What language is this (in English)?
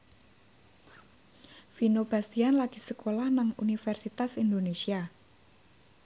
Javanese